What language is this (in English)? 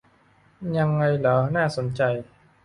Thai